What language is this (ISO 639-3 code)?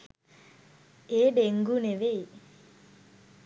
sin